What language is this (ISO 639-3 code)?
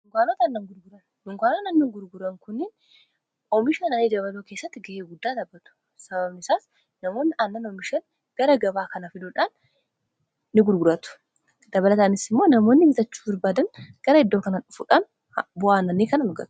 orm